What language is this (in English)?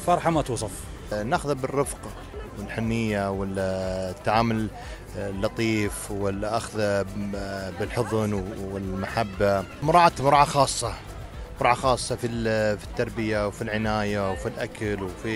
Arabic